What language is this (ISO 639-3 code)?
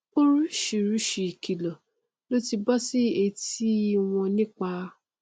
yor